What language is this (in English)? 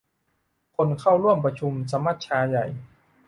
Thai